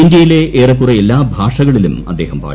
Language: Malayalam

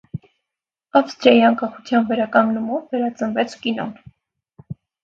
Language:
Armenian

